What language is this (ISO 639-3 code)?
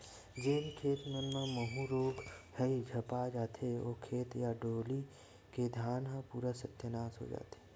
hne